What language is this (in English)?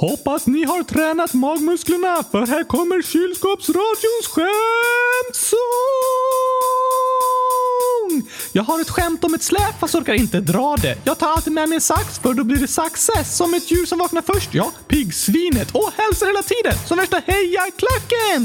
Swedish